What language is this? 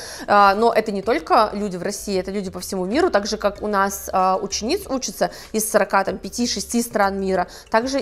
Russian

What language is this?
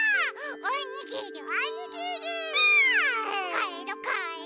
Japanese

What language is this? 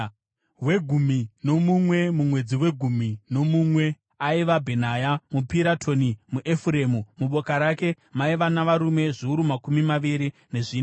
Shona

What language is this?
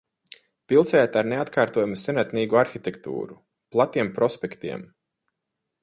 Latvian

